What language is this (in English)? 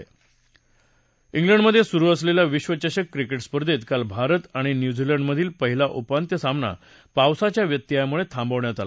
Marathi